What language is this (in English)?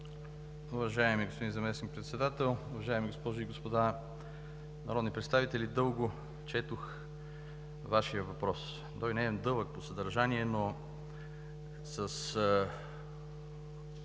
Bulgarian